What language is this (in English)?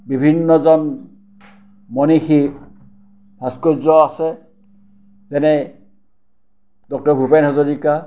Assamese